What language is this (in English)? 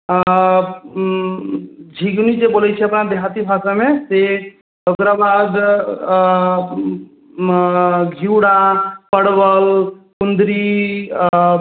Maithili